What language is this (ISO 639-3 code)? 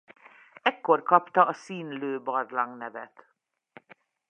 hun